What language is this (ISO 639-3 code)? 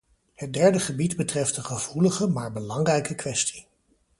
nld